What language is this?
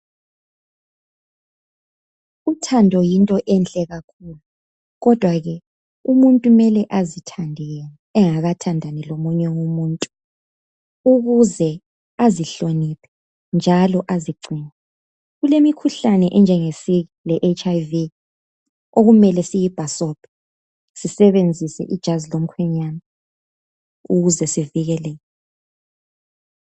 North Ndebele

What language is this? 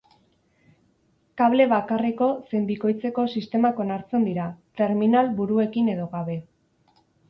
Basque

